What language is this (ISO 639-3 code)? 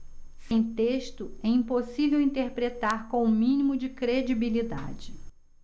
por